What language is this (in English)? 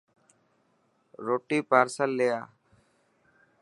Dhatki